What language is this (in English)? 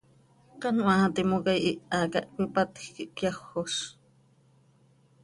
Seri